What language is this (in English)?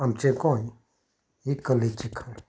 Konkani